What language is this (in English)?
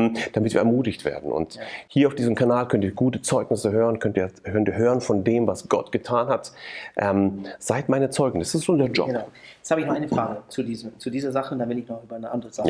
German